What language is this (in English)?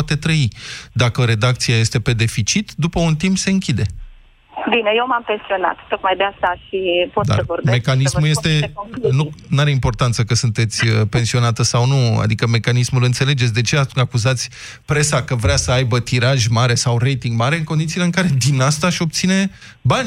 Romanian